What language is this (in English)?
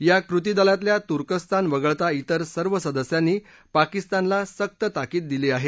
Marathi